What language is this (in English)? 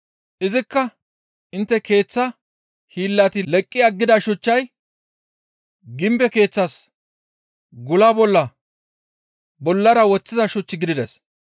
Gamo